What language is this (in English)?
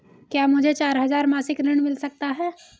Hindi